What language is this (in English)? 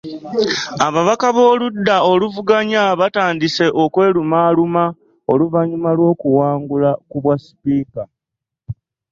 Ganda